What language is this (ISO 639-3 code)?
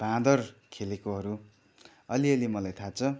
nep